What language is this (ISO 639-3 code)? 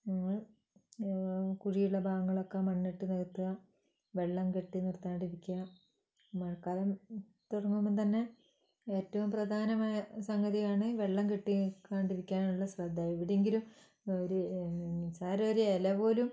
mal